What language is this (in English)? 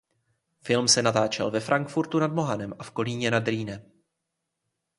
Czech